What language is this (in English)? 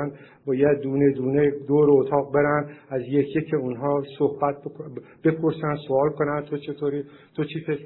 Persian